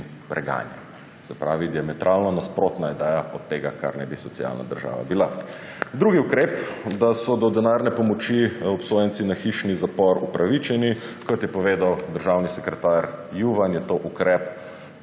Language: Slovenian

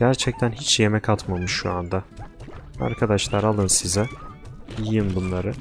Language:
Turkish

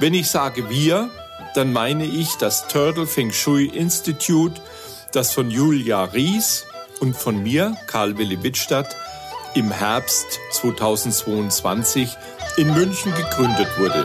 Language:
German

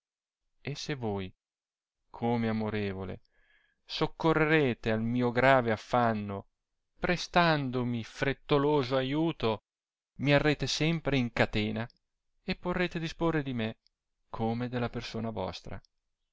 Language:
Italian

